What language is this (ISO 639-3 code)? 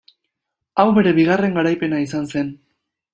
eus